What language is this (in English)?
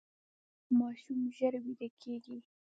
Pashto